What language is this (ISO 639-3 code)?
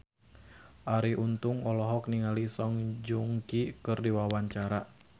sun